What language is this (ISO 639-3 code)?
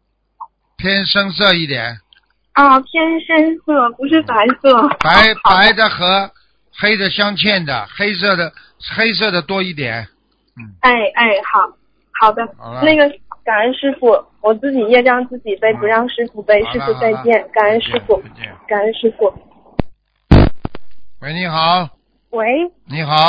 zho